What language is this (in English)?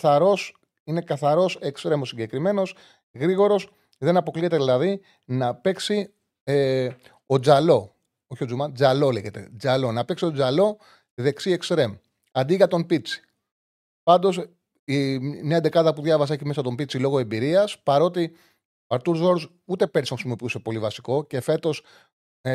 Greek